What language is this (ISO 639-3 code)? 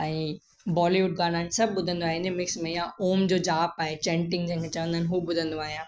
snd